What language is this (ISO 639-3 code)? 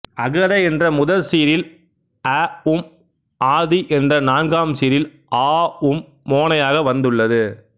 tam